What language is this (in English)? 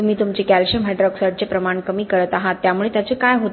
Marathi